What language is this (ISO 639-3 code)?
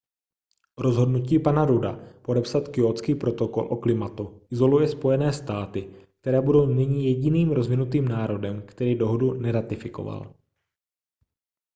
ces